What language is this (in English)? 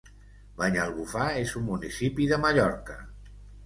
Catalan